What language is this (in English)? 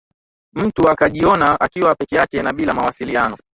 Swahili